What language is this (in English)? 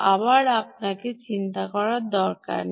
Bangla